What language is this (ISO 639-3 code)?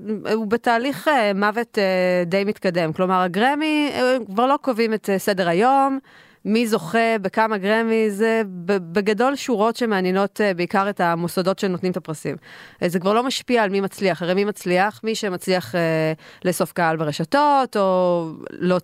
heb